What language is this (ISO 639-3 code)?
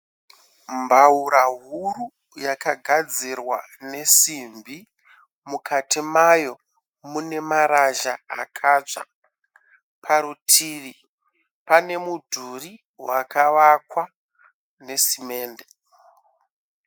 sna